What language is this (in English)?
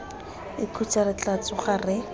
Tswana